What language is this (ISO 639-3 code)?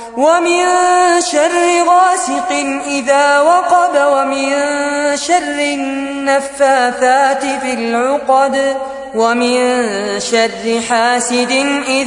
ara